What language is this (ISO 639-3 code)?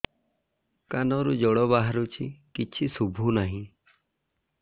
ori